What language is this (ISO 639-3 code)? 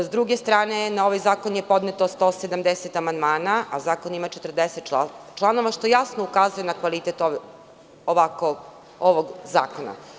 srp